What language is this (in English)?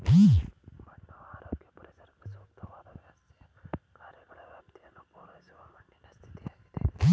Kannada